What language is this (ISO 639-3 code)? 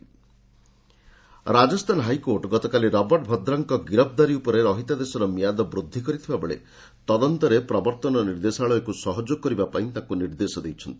ori